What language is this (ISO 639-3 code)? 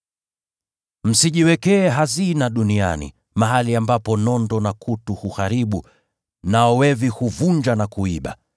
swa